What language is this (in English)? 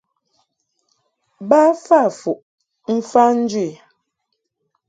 Mungaka